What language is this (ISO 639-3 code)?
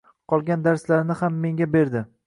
uzb